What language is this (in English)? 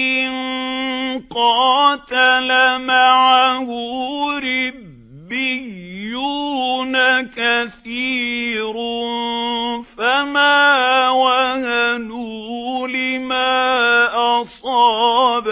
Arabic